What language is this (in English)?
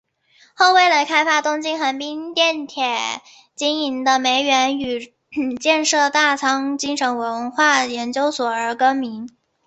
Chinese